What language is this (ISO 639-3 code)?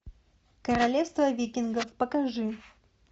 rus